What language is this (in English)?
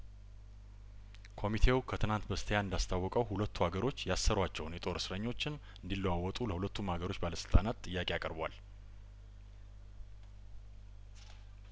Amharic